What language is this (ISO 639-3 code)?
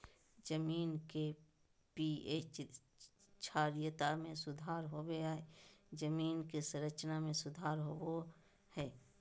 mag